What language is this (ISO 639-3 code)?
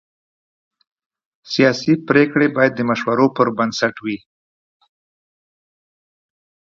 pus